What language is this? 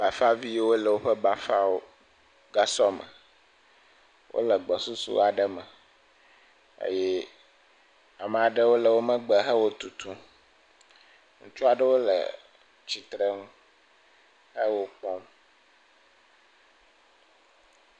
Ewe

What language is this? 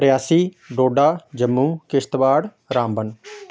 Dogri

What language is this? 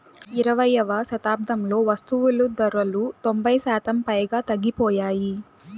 Telugu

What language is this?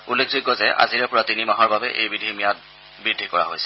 Assamese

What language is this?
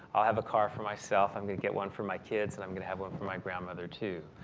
English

